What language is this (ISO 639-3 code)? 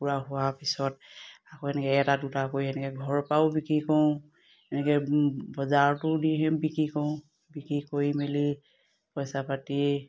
asm